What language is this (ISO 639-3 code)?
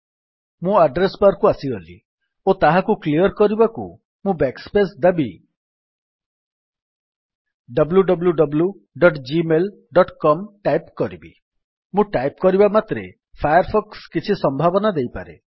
ori